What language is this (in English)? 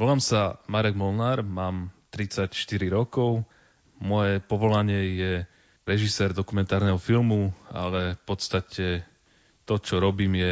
Slovak